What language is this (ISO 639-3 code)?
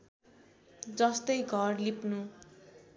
nep